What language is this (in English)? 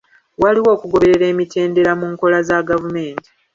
Ganda